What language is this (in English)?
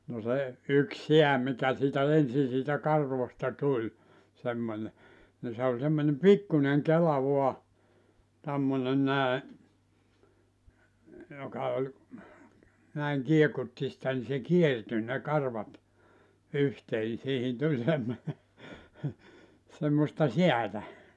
Finnish